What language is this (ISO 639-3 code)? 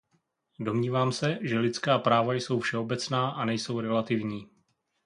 ces